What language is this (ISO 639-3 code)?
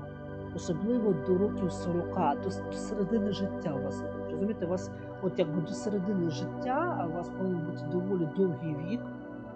ukr